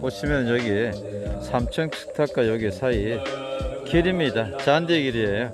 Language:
Korean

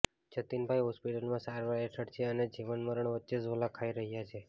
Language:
Gujarati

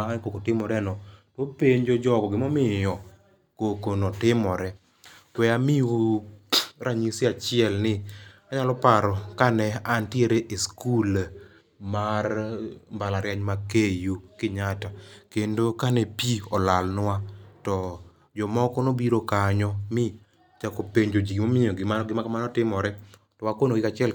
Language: Luo (Kenya and Tanzania)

